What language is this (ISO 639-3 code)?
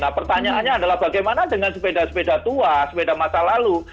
ind